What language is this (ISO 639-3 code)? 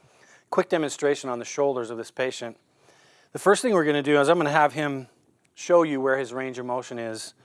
eng